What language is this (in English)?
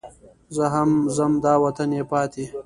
Pashto